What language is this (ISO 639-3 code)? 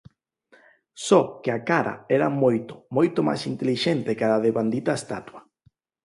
glg